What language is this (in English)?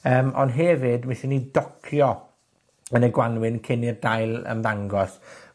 Welsh